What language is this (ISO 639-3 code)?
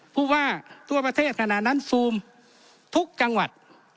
tha